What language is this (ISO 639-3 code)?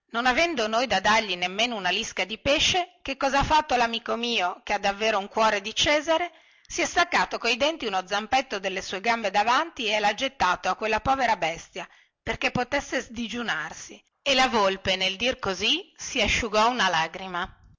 ita